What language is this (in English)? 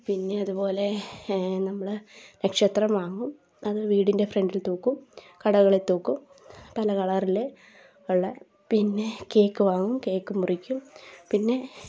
Malayalam